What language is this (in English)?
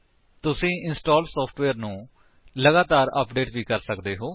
Punjabi